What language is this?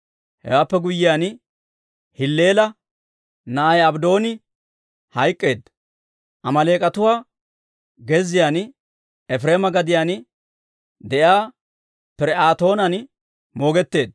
Dawro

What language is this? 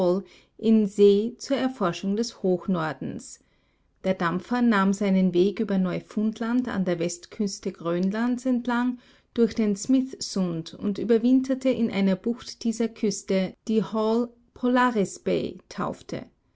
German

